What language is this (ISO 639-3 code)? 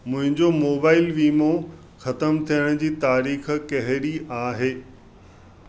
snd